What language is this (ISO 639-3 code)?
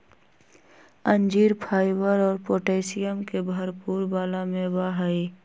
mag